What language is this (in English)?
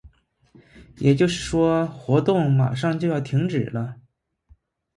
Chinese